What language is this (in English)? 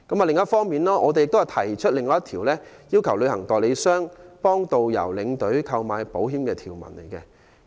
Cantonese